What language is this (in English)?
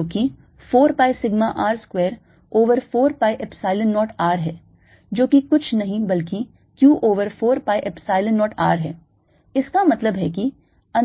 Hindi